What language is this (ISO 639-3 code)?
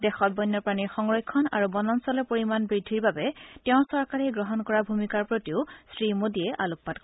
asm